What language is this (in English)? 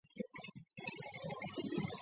Chinese